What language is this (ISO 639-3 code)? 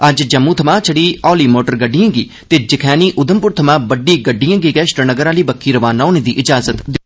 doi